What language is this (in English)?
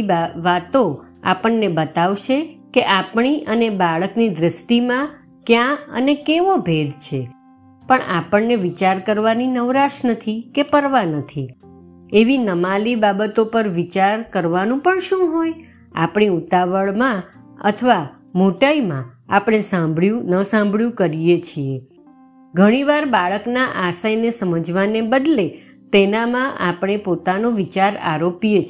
Gujarati